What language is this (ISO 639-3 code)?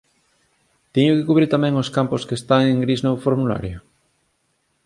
glg